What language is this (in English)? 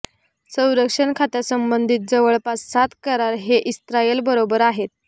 Marathi